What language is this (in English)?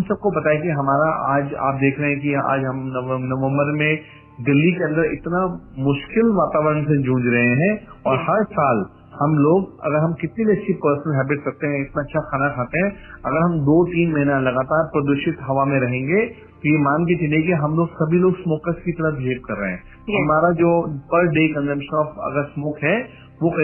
Hindi